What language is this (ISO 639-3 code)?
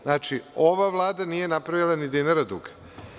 srp